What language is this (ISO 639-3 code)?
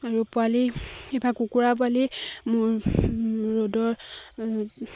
asm